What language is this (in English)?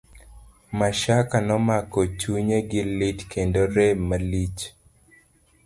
Luo (Kenya and Tanzania)